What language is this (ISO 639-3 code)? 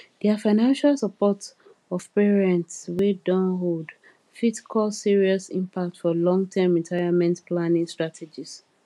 pcm